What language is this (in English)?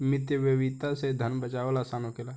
Bhojpuri